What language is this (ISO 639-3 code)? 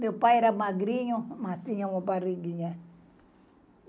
por